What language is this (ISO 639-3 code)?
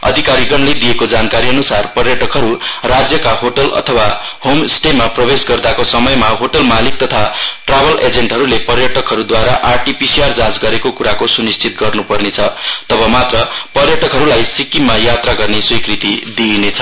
nep